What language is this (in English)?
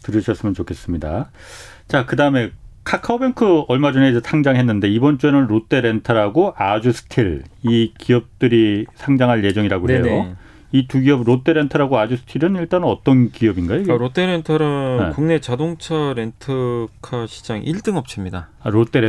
Korean